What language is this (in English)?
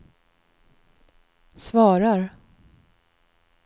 Swedish